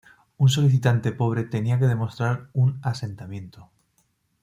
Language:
Spanish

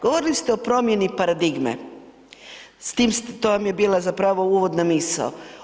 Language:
Croatian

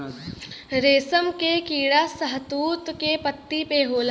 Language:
Bhojpuri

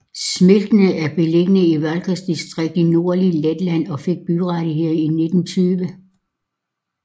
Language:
Danish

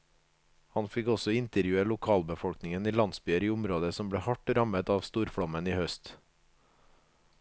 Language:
Norwegian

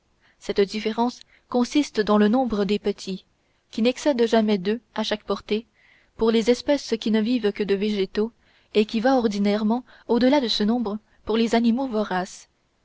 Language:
French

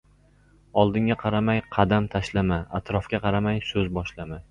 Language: Uzbek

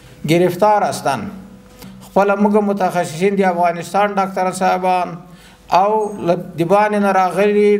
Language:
Persian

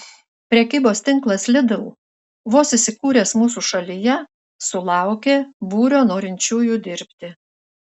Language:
Lithuanian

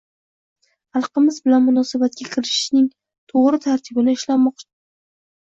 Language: Uzbek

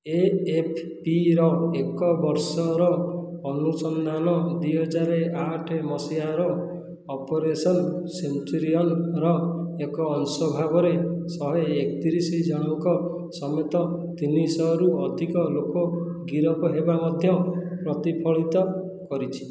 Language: Odia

